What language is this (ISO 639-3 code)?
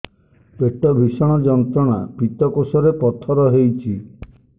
ori